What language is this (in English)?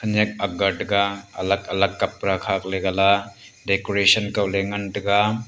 Wancho Naga